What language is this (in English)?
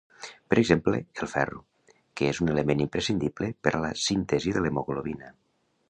Catalan